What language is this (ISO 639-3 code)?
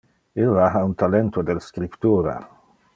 ina